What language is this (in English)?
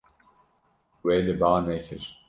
Kurdish